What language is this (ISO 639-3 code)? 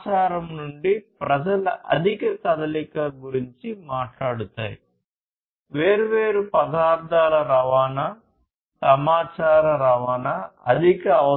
tel